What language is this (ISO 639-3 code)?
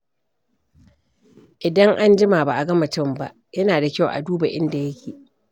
hau